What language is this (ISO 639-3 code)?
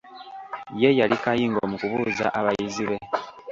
lug